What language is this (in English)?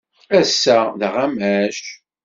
Kabyle